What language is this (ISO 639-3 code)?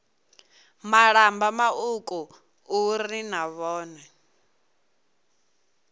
ven